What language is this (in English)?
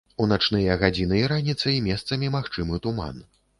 Belarusian